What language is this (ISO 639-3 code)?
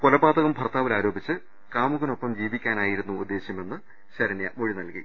mal